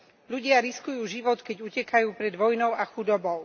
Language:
Slovak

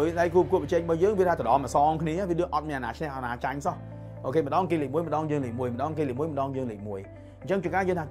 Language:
Vietnamese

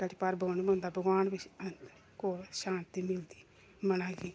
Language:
Dogri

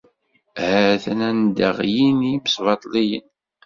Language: Kabyle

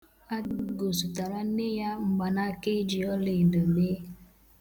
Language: Igbo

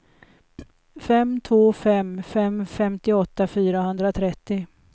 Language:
Swedish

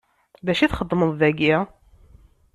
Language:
Kabyle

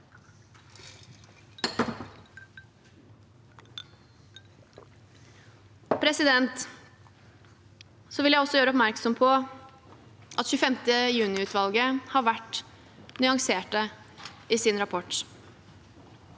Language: Norwegian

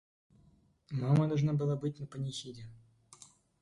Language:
Russian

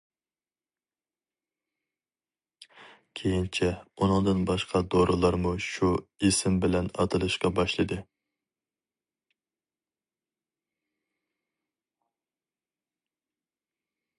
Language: Uyghur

